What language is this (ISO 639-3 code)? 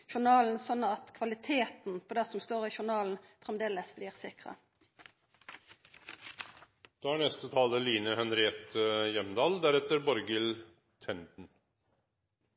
nno